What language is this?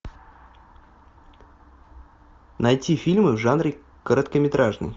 Russian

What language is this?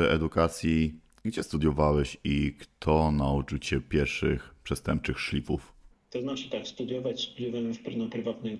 Polish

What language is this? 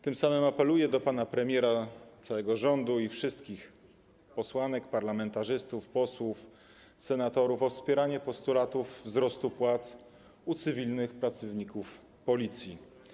Polish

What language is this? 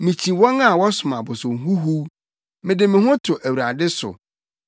Akan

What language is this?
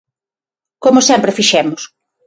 Galician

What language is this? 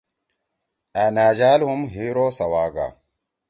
Torwali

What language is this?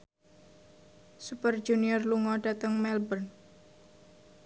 Javanese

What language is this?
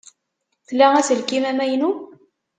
Kabyle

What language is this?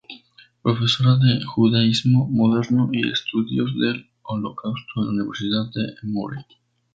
Spanish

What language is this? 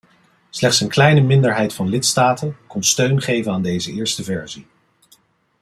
Dutch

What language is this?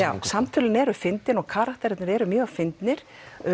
Icelandic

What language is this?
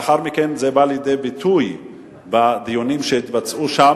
Hebrew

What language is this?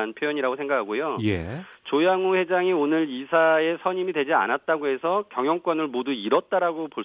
Korean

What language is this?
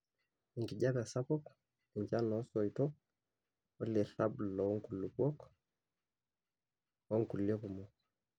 Masai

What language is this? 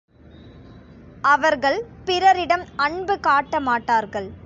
Tamil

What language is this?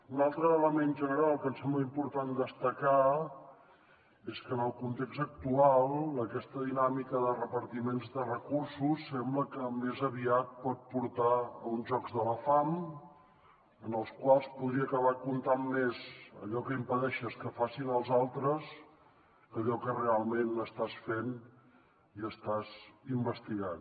Catalan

